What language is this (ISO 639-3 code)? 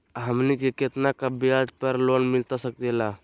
mag